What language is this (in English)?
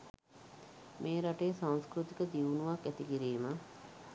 Sinhala